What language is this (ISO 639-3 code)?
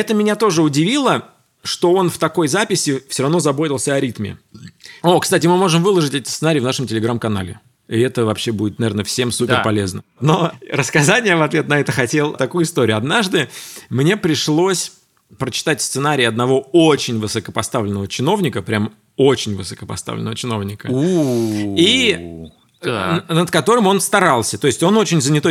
rus